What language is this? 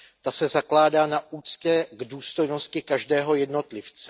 Czech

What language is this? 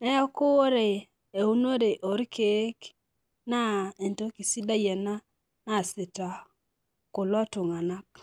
Masai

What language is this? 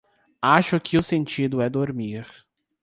Portuguese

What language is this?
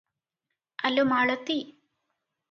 Odia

